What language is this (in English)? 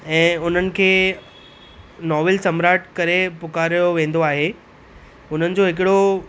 Sindhi